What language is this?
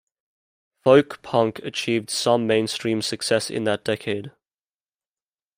English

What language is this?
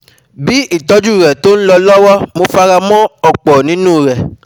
Yoruba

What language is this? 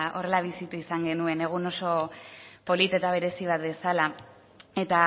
Basque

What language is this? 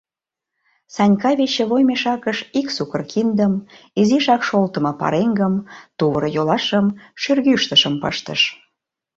Mari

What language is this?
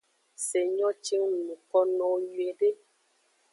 Aja (Benin)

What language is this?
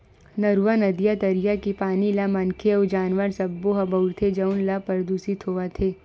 Chhattisgarhi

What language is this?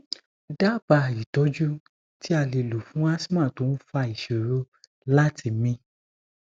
Yoruba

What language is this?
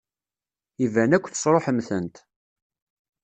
Kabyle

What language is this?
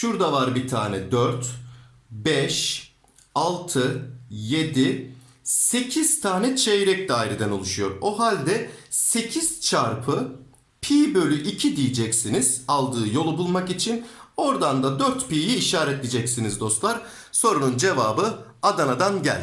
Turkish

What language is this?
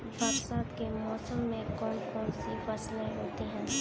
Hindi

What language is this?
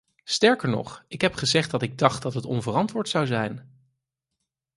Dutch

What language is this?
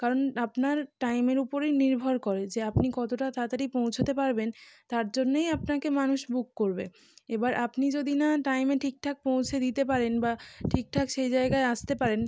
Bangla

